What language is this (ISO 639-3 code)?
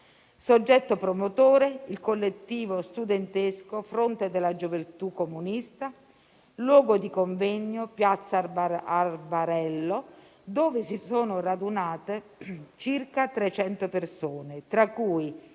ita